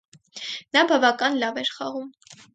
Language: Armenian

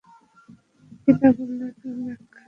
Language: Bangla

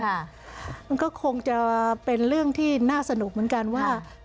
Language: Thai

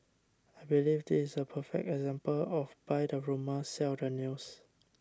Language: English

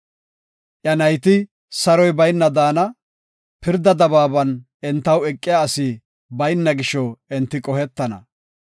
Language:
Gofa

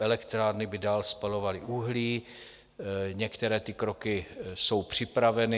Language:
Czech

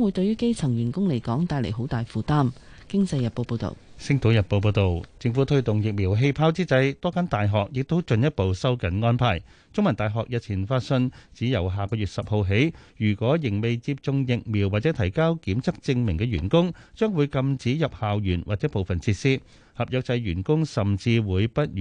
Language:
Chinese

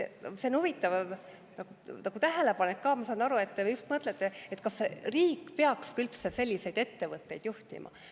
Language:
Estonian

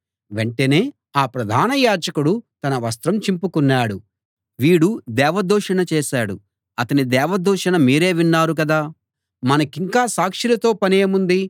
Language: Telugu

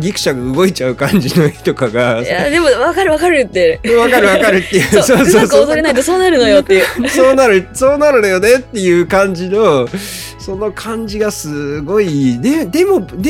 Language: Japanese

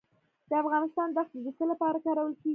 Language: Pashto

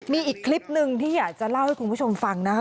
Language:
Thai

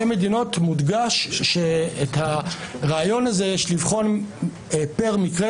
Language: Hebrew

